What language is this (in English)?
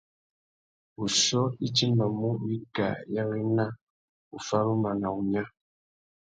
Tuki